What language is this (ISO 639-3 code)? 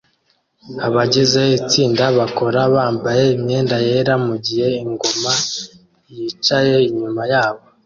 kin